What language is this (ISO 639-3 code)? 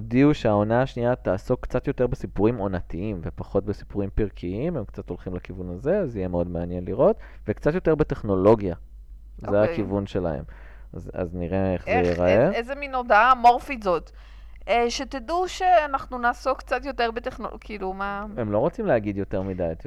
heb